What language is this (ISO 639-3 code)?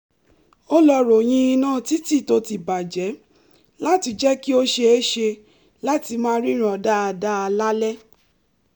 yor